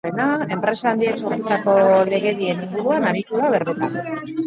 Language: Basque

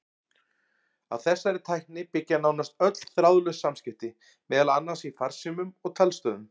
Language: Icelandic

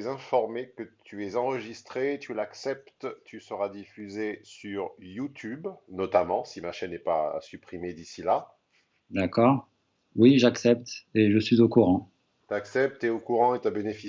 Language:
French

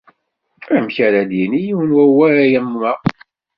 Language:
Kabyle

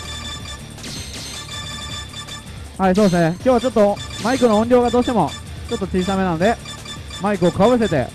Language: Japanese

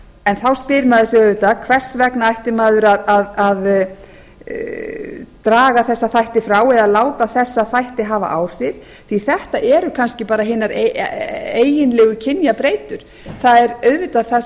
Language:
Icelandic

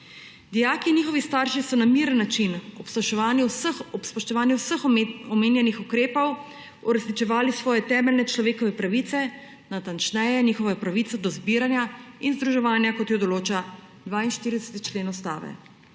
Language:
Slovenian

